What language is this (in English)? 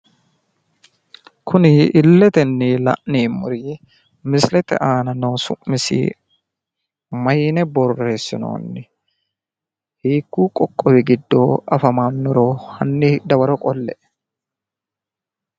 Sidamo